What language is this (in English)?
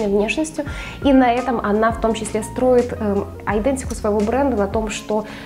Russian